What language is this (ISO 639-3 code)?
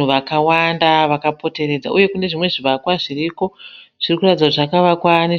sna